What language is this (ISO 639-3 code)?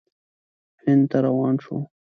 pus